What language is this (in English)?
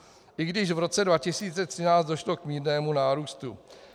Czech